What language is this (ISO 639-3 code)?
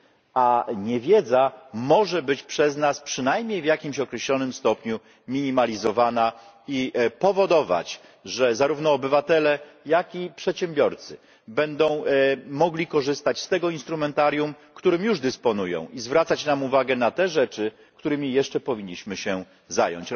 pol